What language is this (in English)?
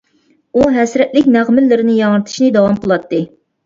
Uyghur